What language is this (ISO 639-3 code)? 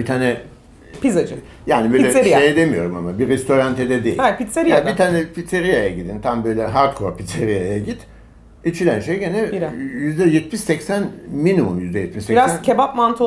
tur